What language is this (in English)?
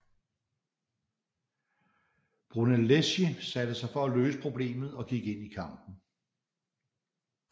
Danish